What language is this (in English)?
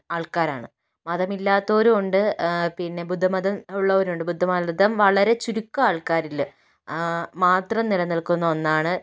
Malayalam